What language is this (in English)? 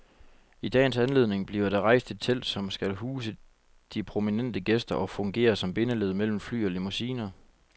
Danish